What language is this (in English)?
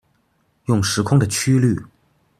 Chinese